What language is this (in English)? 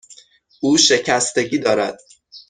Persian